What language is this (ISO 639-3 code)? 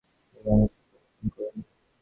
ben